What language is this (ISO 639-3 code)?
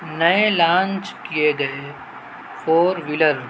urd